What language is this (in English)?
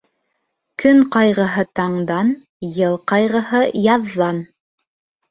Bashkir